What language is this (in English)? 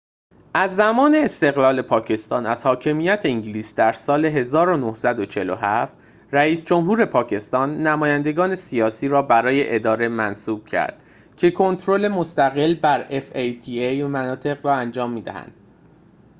Persian